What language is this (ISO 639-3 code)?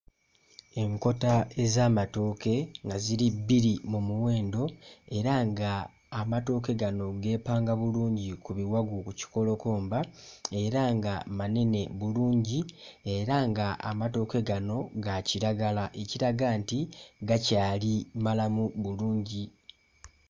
lug